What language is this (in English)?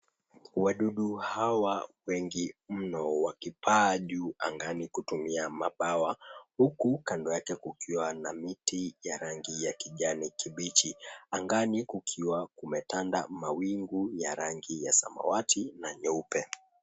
Swahili